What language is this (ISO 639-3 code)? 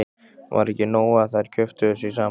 isl